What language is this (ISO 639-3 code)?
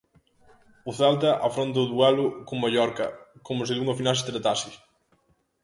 glg